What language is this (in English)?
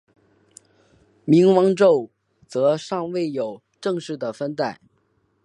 Chinese